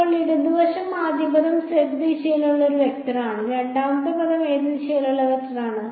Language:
Malayalam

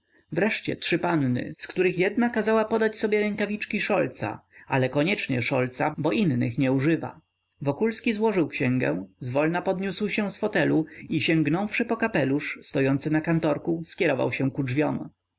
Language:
Polish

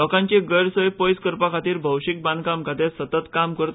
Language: Konkani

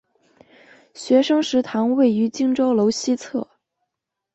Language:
Chinese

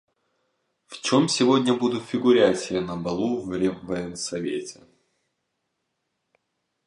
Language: Russian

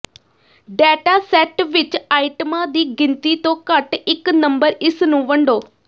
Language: Punjabi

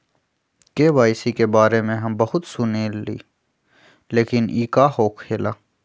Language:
Magahi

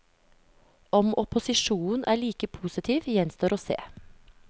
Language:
Norwegian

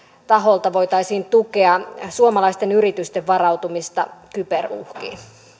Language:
Finnish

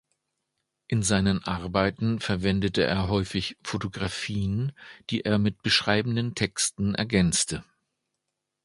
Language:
German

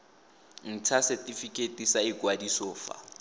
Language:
Tswana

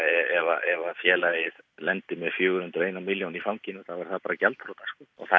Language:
Icelandic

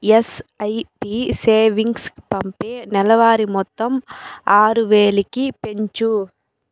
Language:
Telugu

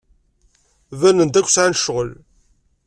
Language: Kabyle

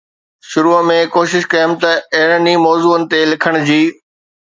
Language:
Sindhi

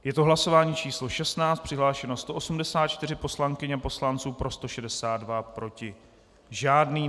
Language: Czech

